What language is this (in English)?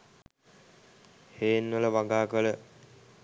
Sinhala